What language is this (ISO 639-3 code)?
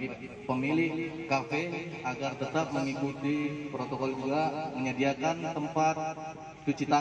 ind